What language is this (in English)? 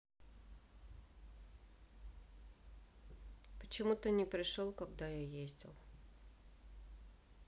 Russian